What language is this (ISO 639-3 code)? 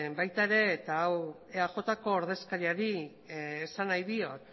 eus